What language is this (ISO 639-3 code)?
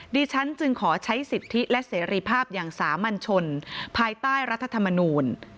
tha